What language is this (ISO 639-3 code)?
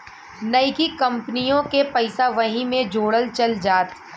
bho